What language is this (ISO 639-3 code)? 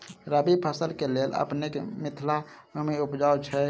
mai